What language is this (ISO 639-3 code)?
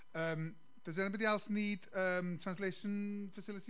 cym